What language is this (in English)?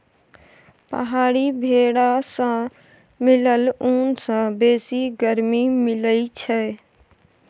Maithili